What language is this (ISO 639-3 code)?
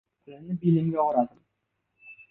uzb